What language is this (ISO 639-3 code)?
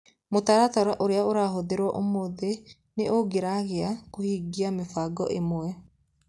kik